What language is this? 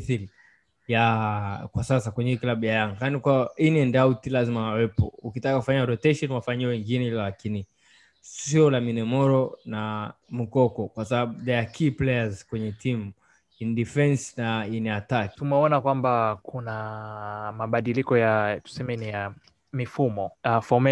Swahili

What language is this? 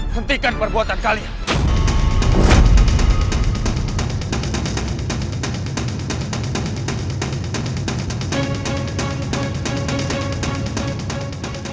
Indonesian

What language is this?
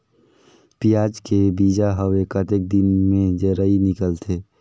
Chhattisgarhi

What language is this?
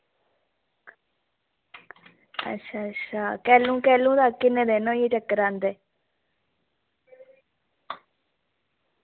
Dogri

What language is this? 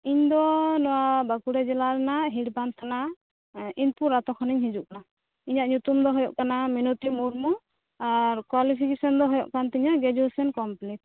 Santali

